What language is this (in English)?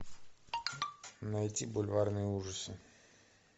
Russian